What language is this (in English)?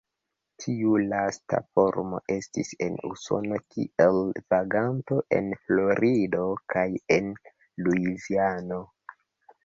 Esperanto